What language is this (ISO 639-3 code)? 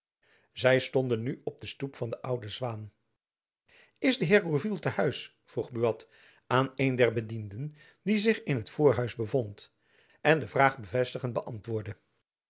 nld